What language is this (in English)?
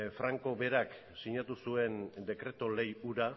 Basque